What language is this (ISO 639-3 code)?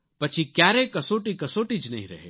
guj